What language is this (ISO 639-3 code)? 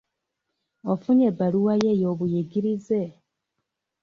lug